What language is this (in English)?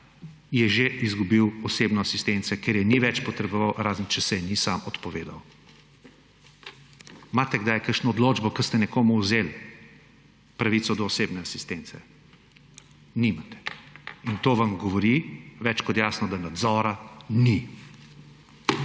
Slovenian